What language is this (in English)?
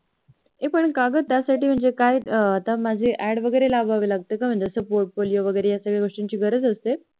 Marathi